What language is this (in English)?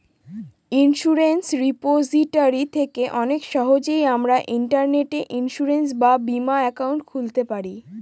Bangla